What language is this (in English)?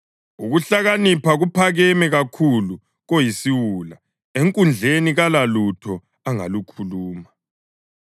North Ndebele